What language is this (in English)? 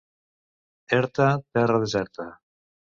Catalan